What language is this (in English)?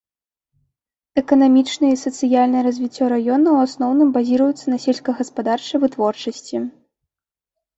Belarusian